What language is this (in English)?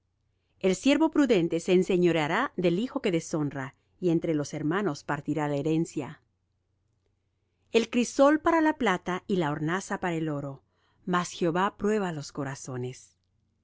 Spanish